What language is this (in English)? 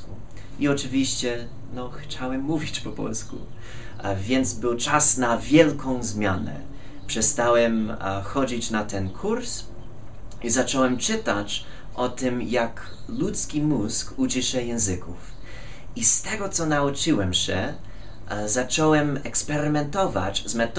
Polish